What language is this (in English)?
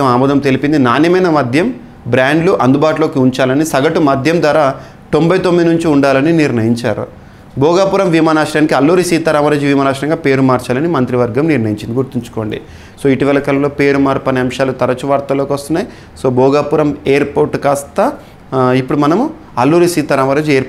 Telugu